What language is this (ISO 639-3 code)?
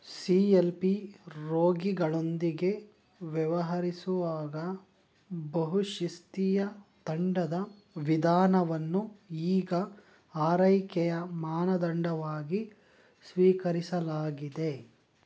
kan